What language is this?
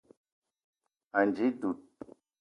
Eton (Cameroon)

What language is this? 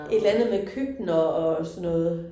Danish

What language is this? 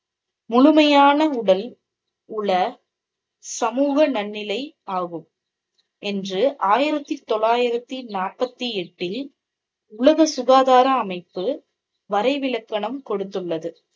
Tamil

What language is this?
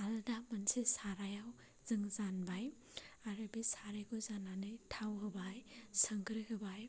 Bodo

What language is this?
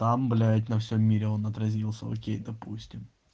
Russian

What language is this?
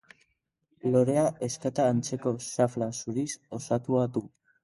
Basque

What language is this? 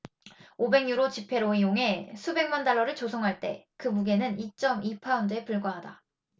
Korean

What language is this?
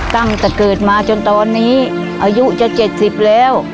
Thai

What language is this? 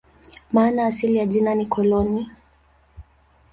Swahili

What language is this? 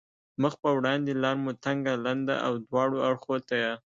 Pashto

